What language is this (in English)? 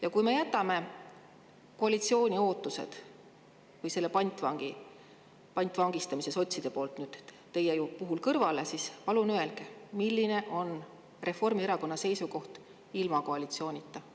Estonian